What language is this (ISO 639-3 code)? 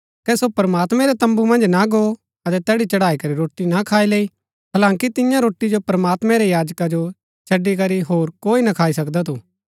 gbk